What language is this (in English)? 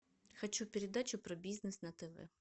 Russian